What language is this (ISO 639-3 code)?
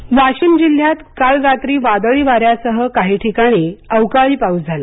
mar